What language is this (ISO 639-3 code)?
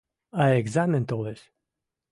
mrj